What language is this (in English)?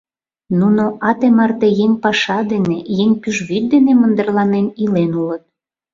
Mari